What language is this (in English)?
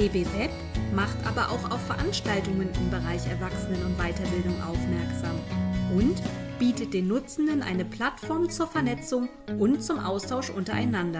German